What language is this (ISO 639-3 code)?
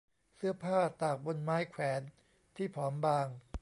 tha